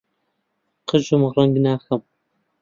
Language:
Central Kurdish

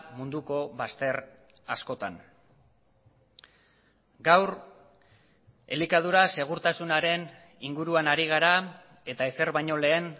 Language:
Basque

